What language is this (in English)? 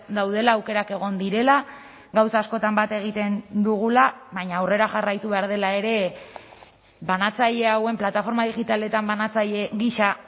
Basque